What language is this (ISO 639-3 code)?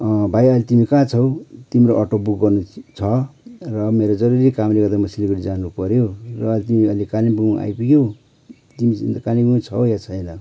nep